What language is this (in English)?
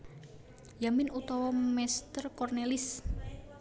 Javanese